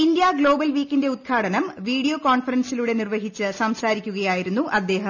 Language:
Malayalam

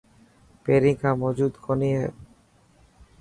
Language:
Dhatki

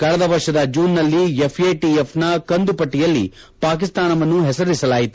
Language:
Kannada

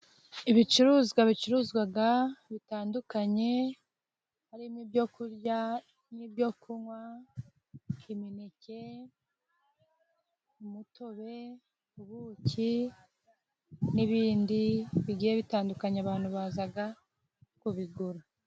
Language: Kinyarwanda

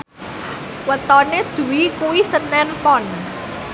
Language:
Javanese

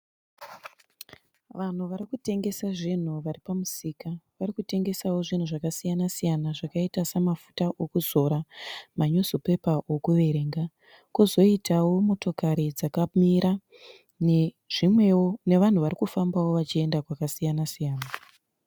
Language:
Shona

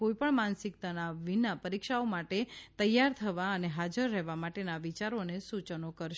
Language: Gujarati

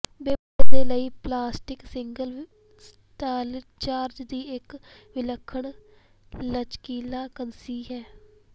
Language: Punjabi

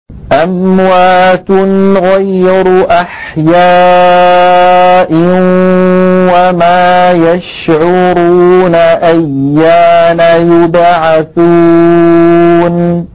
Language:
Arabic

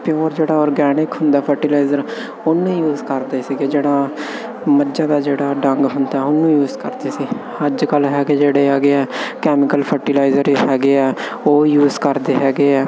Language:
Punjabi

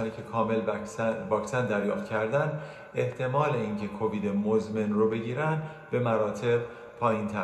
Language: Persian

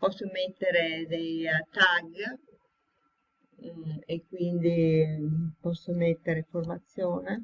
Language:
Italian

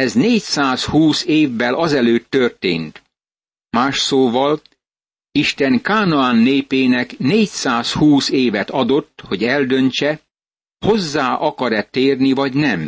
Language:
Hungarian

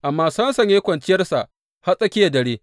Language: Hausa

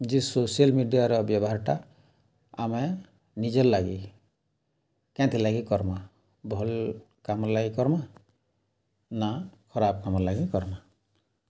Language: Odia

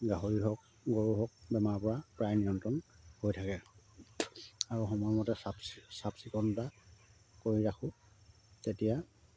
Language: Assamese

